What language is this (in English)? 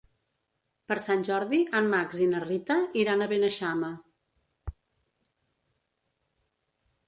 Catalan